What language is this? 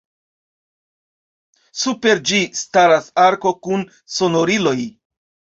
Esperanto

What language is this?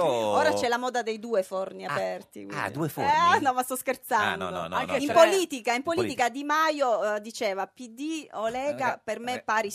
Italian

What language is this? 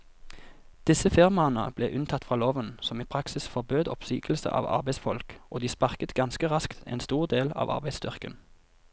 Norwegian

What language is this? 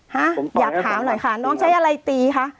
Thai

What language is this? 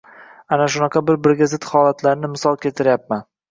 Uzbek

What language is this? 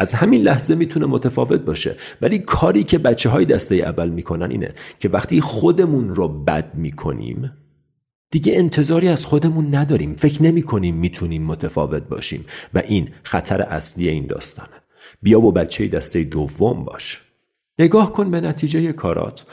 Persian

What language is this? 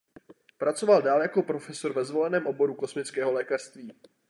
Czech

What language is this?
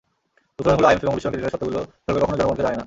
Bangla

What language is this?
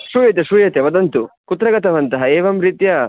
Sanskrit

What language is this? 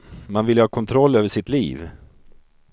Swedish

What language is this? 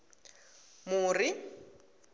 Tsonga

